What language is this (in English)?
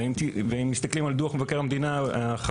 Hebrew